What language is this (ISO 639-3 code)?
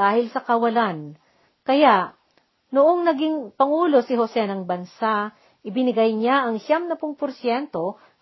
fil